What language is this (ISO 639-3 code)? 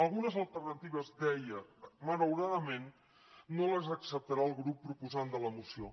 cat